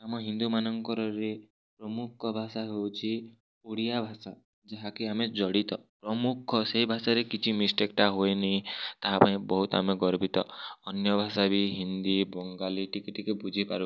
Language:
Odia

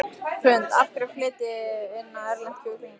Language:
Icelandic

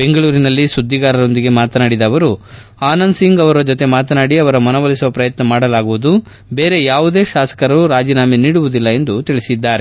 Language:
Kannada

